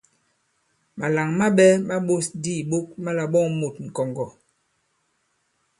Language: Bankon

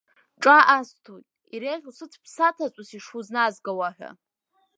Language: Abkhazian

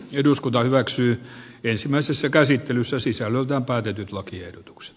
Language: Finnish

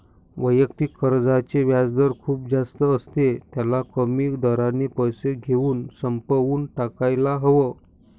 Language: Marathi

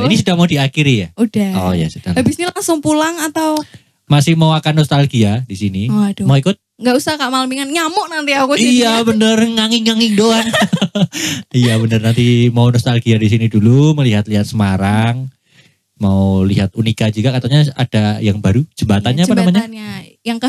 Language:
Indonesian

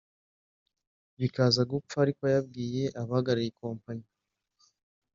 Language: Kinyarwanda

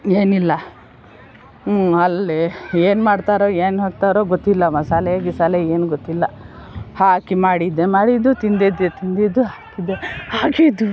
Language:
Kannada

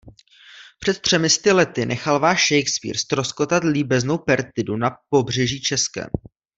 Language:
Czech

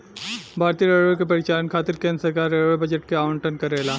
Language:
Bhojpuri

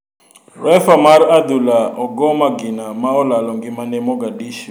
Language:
Luo (Kenya and Tanzania)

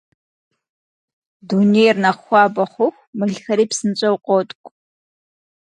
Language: Kabardian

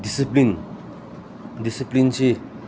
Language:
Manipuri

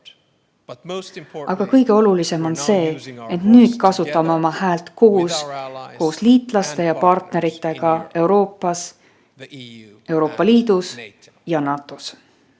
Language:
Estonian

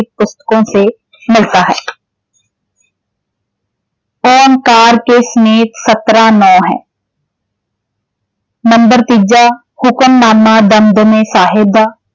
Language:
Punjabi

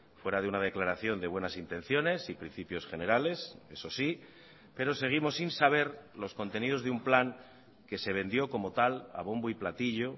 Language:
Spanish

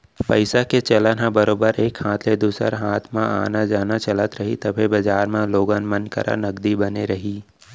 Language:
Chhattisgarhi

